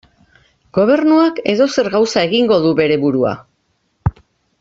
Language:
Basque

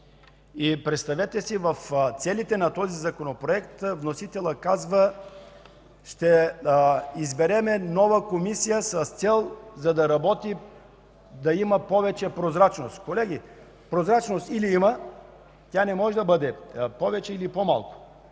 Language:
Bulgarian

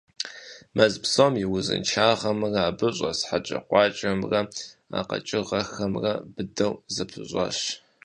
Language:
Kabardian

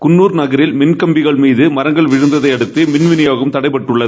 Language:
Tamil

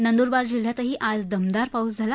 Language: Marathi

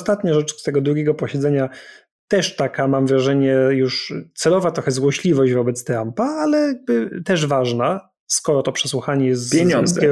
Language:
Polish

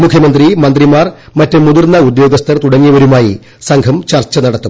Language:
Malayalam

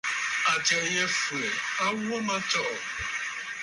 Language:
Bafut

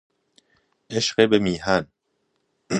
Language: Persian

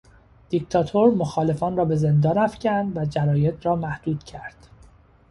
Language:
Persian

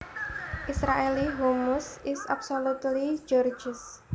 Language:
Javanese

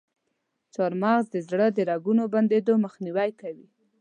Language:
Pashto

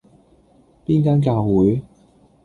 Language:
Cantonese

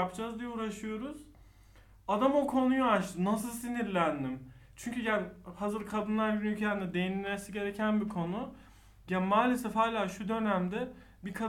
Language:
Turkish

